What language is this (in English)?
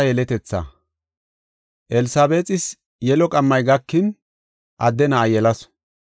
Gofa